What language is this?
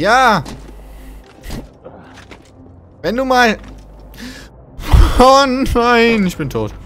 German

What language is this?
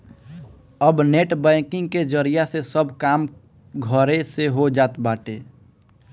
Bhojpuri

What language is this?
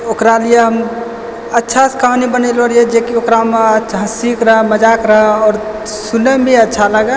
Maithili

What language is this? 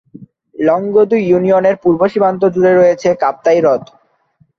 Bangla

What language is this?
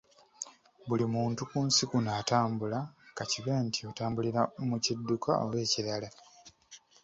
Ganda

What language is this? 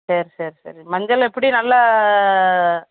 Tamil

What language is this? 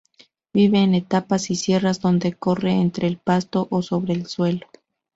Spanish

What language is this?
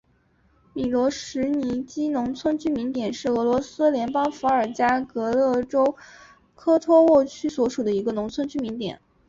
Chinese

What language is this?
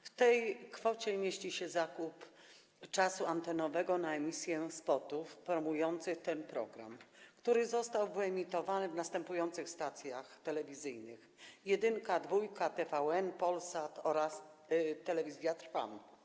Polish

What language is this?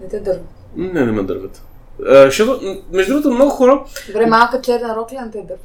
Bulgarian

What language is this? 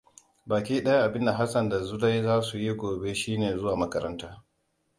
Hausa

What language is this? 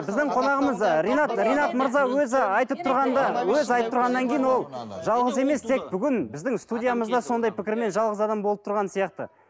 Kazakh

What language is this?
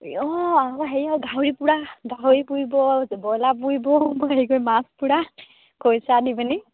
Assamese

